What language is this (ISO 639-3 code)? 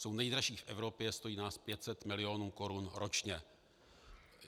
ces